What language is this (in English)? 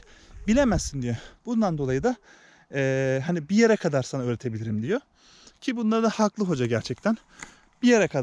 Turkish